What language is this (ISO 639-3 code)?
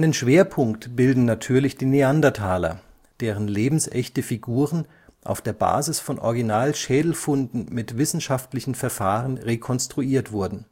deu